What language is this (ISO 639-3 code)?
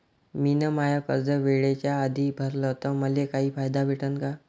mar